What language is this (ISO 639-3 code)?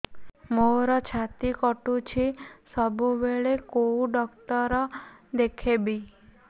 ori